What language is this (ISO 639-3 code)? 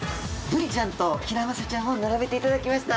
jpn